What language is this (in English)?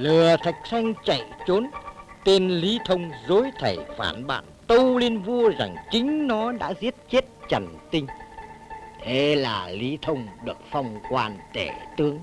Vietnamese